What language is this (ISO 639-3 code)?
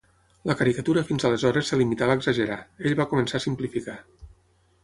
cat